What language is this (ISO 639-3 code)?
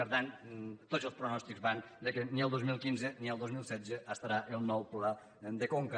cat